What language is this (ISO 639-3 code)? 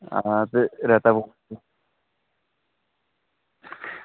doi